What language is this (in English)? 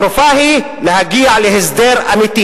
Hebrew